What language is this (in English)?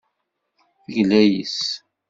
Kabyle